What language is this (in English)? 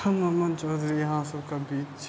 Maithili